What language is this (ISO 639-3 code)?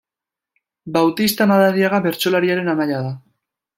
eus